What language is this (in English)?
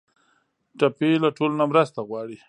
Pashto